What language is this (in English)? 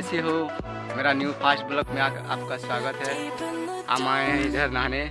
Hindi